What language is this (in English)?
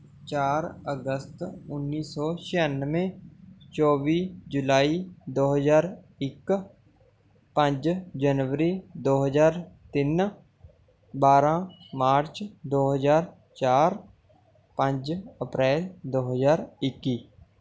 Punjabi